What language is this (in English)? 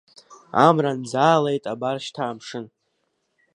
Abkhazian